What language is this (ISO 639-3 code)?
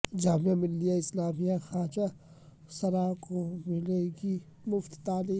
urd